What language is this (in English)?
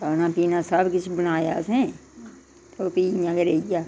Dogri